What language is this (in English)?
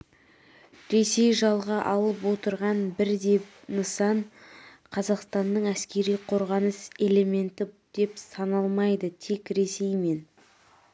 Kazakh